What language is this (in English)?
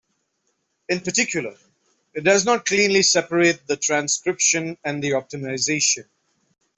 English